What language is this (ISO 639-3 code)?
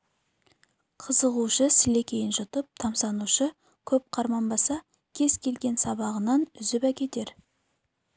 kaz